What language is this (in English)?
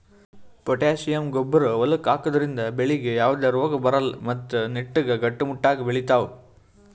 Kannada